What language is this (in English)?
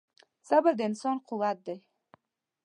Pashto